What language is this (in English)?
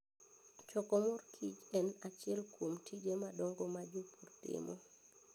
Luo (Kenya and Tanzania)